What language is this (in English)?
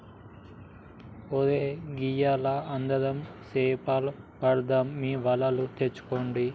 Telugu